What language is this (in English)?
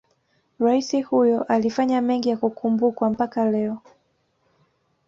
Swahili